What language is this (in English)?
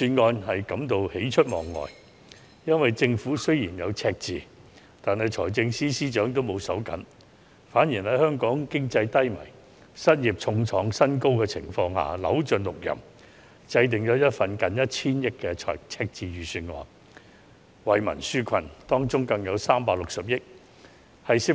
Cantonese